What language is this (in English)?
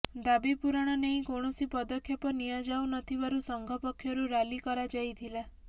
Odia